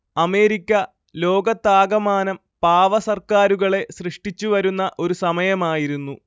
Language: Malayalam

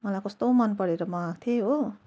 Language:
Nepali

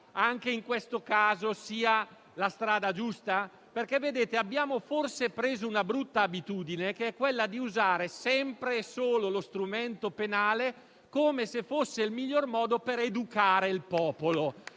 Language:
Italian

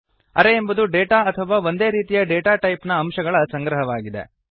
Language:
Kannada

